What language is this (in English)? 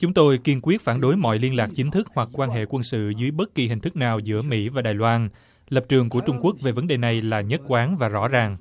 Vietnamese